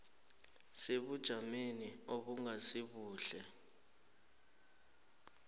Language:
South Ndebele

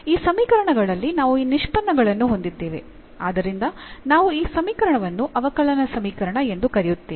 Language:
Kannada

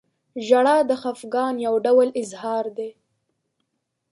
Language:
Pashto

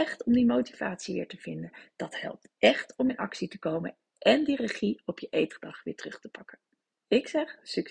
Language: Dutch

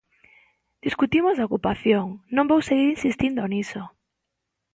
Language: Galician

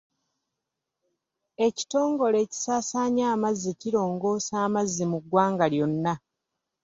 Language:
Ganda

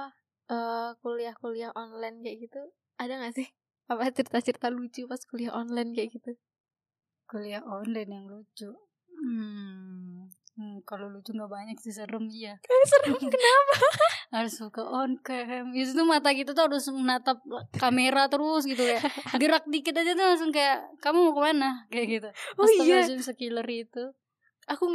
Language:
Indonesian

